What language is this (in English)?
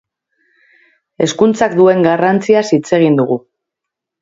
Basque